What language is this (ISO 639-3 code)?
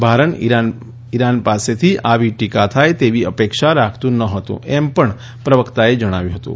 guj